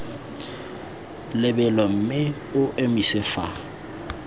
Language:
Tswana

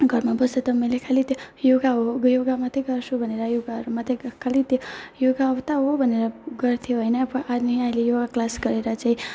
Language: Nepali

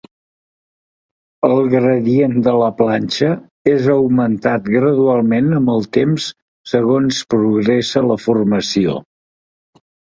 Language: Catalan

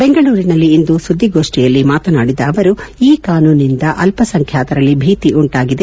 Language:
Kannada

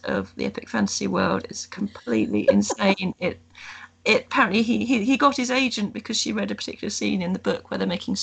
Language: English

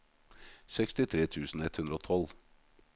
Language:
Norwegian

